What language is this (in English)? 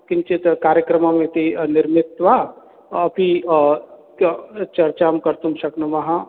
Sanskrit